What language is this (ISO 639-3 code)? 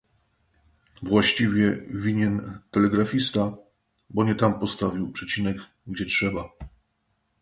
pol